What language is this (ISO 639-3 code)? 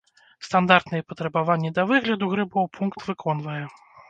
bel